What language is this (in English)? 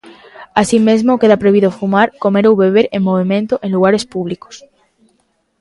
Galician